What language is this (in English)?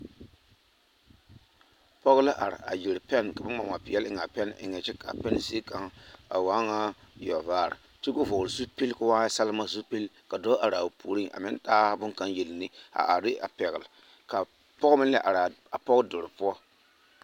Southern Dagaare